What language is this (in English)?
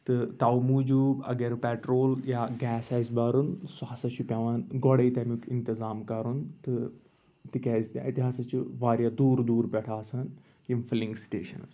Kashmiri